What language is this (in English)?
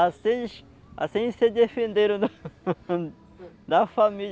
Portuguese